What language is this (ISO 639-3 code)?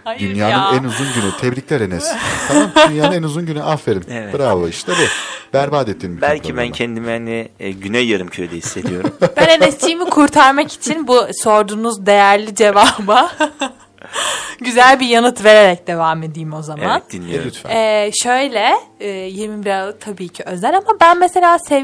tur